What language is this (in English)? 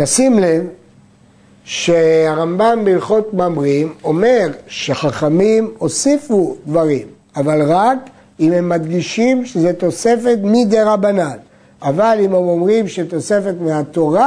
Hebrew